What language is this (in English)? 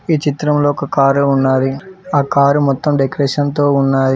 Telugu